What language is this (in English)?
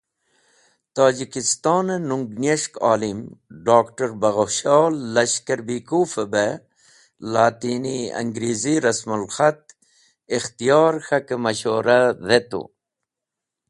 Wakhi